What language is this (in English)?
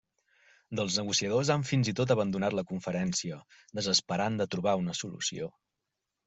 Catalan